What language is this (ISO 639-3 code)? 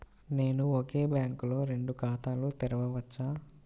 tel